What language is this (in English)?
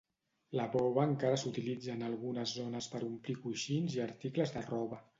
Catalan